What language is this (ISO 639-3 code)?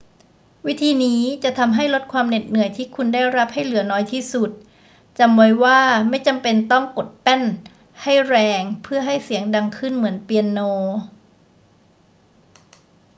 tha